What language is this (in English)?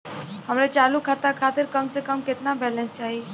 Bhojpuri